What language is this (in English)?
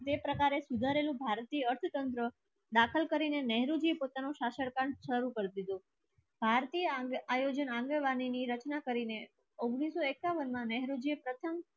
Gujarati